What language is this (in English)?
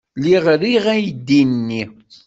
Kabyle